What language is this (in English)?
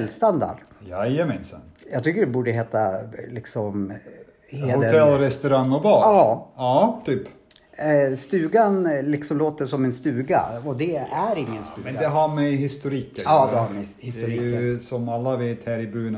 Swedish